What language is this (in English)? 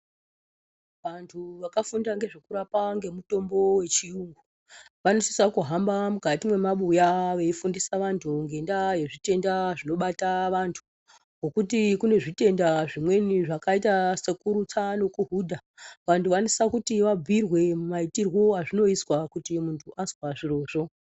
Ndau